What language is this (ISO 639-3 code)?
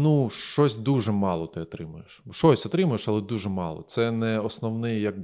ukr